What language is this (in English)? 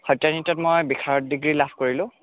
Assamese